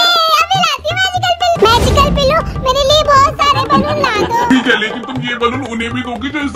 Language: Hindi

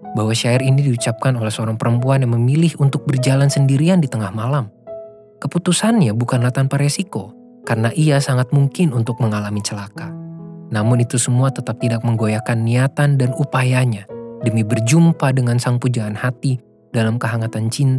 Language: Indonesian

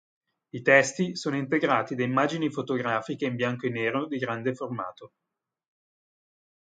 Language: Italian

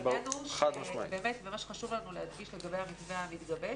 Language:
Hebrew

